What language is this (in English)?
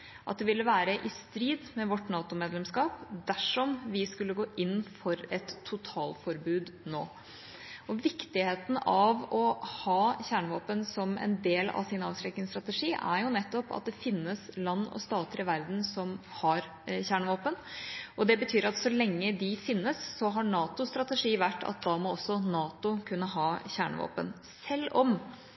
Norwegian Bokmål